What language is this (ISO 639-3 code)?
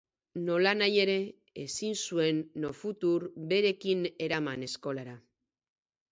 eus